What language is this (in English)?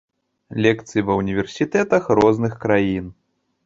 Belarusian